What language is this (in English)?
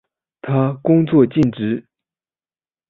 Chinese